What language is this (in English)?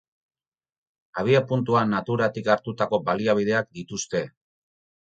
Basque